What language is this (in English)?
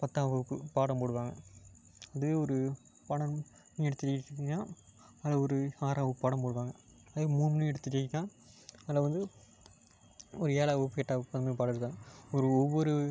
Tamil